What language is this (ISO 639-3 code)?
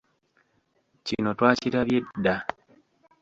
lug